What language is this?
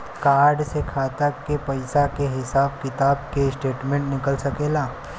Bhojpuri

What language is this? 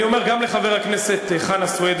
Hebrew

